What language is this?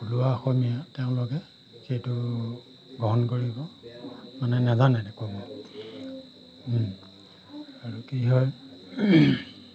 Assamese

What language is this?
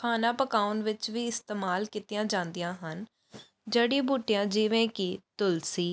Punjabi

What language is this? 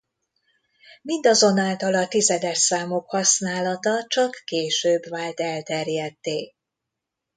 Hungarian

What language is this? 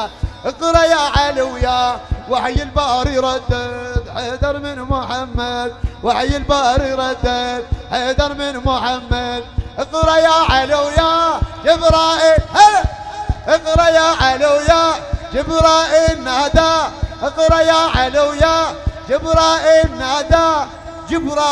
Arabic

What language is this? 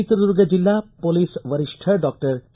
Kannada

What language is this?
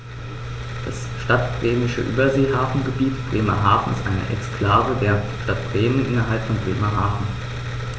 German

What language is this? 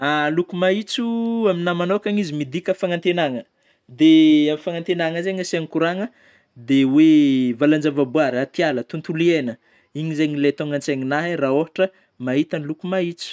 Northern Betsimisaraka Malagasy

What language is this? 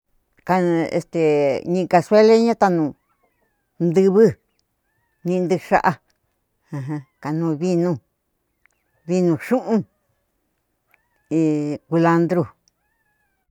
Cuyamecalco Mixtec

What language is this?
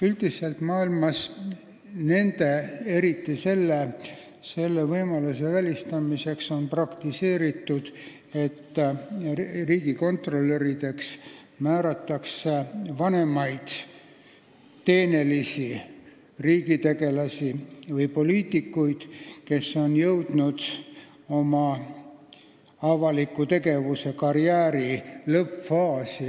Estonian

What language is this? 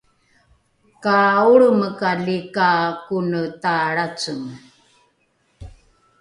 Rukai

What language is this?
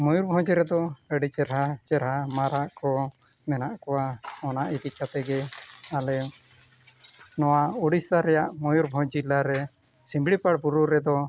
Santali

